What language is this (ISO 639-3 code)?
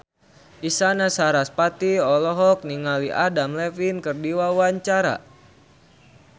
sun